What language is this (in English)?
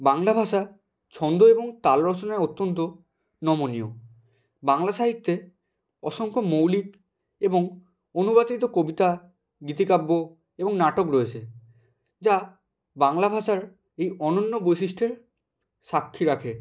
Bangla